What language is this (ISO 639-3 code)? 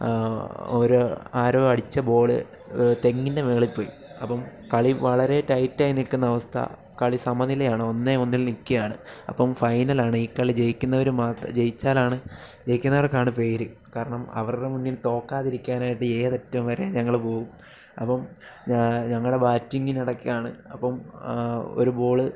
mal